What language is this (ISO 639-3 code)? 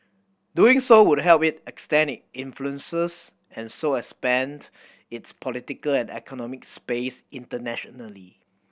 eng